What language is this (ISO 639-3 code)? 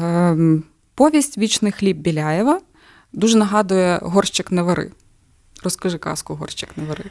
ukr